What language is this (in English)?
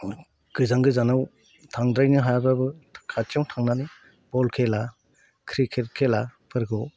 Bodo